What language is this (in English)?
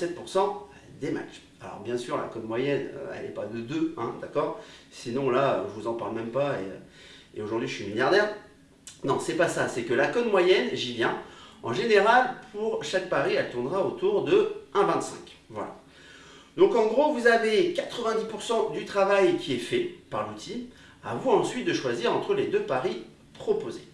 French